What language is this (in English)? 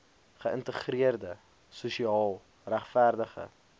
Afrikaans